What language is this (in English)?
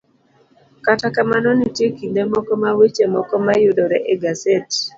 Luo (Kenya and Tanzania)